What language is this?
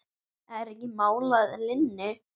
Icelandic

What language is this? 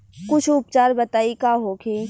Bhojpuri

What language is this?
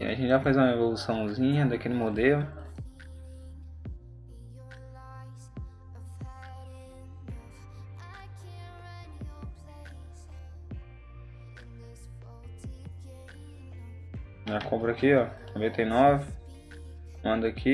Portuguese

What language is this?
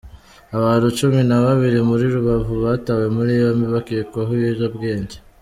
Kinyarwanda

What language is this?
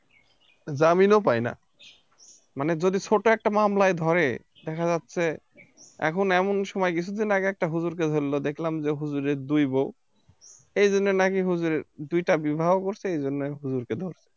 Bangla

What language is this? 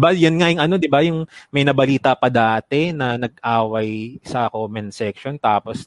Filipino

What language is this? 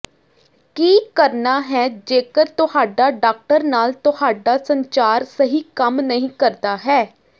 Punjabi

